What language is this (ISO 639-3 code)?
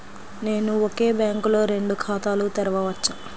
tel